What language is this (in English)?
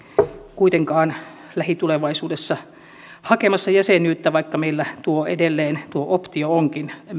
Finnish